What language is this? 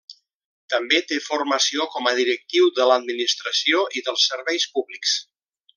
Catalan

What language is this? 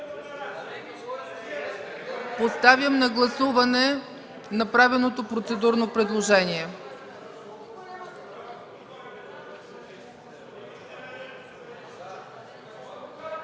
Bulgarian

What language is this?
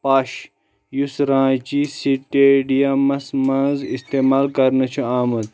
Kashmiri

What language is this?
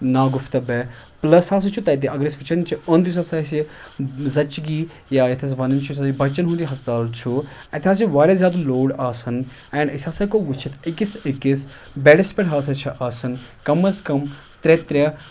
Kashmiri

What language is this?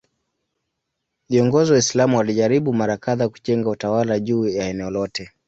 Swahili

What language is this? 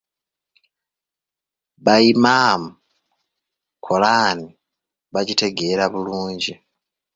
Ganda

